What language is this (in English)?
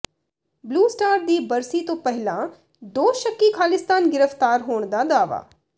Punjabi